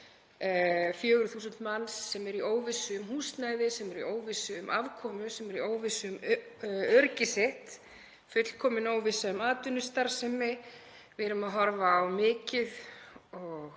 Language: Icelandic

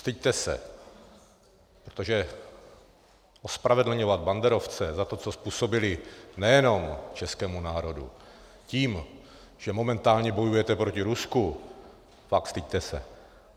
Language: Czech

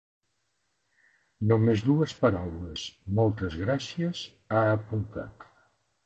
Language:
Catalan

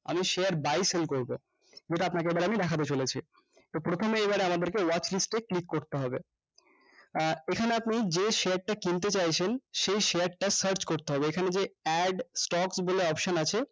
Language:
Bangla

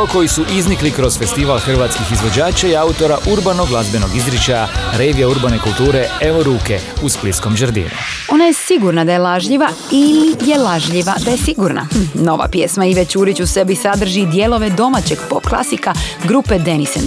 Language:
Croatian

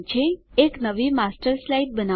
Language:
Gujarati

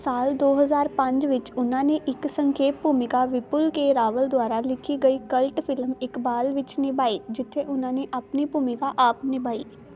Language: Punjabi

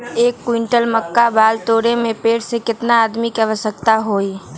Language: Magahi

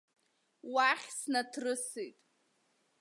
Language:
Abkhazian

